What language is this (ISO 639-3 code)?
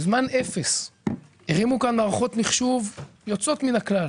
heb